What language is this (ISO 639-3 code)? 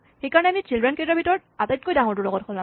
asm